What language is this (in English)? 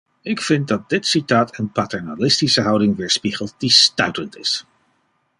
Dutch